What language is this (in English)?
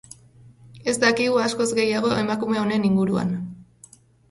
Basque